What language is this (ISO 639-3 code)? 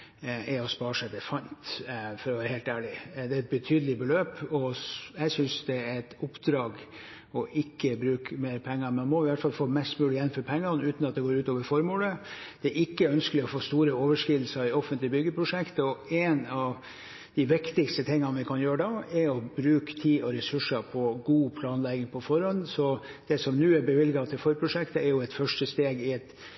nob